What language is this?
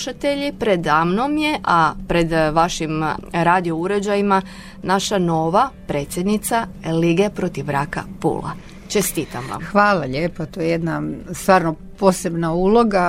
Croatian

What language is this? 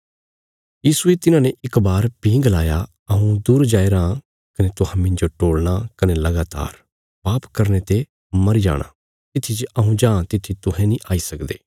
Bilaspuri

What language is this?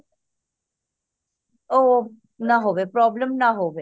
Punjabi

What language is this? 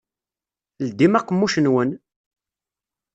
Kabyle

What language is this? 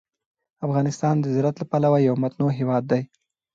Pashto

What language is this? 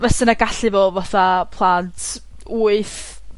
Welsh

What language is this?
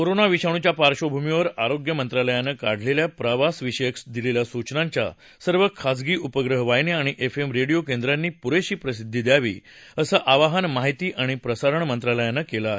Marathi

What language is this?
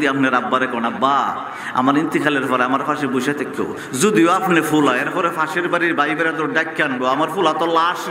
Arabic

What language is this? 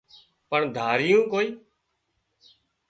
Wadiyara Koli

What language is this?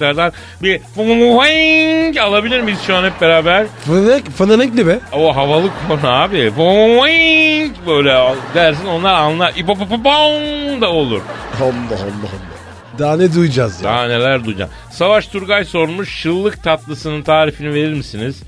Turkish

